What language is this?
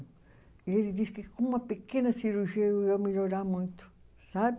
Portuguese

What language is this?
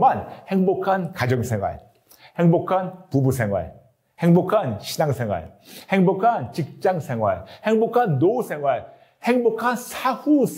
Korean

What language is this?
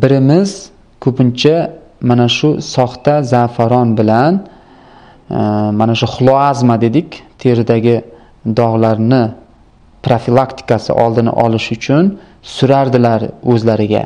Turkish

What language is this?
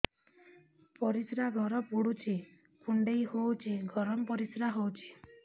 Odia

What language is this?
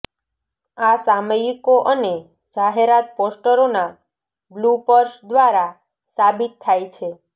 Gujarati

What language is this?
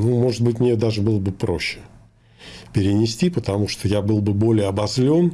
Russian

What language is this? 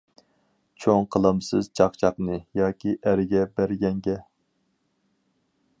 Uyghur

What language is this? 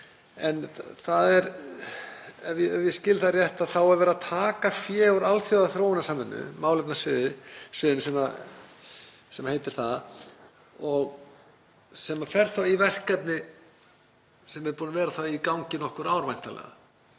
Icelandic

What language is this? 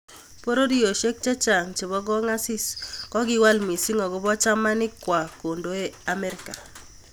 Kalenjin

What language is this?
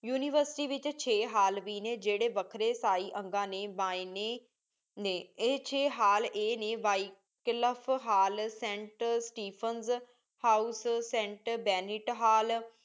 Punjabi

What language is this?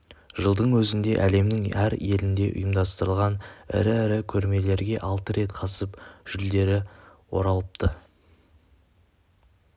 Kazakh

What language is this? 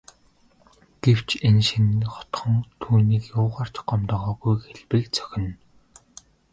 Mongolian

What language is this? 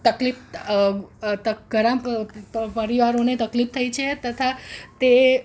Gujarati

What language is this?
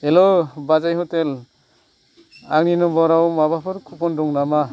Bodo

